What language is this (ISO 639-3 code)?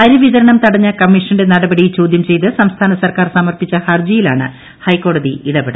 mal